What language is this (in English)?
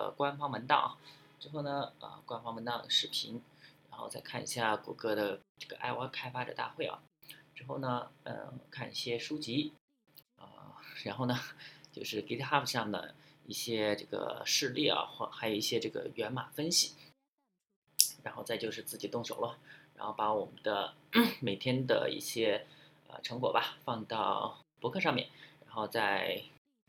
Chinese